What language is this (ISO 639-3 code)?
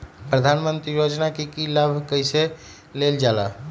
mag